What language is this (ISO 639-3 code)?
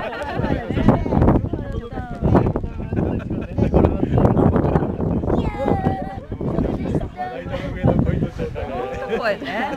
jpn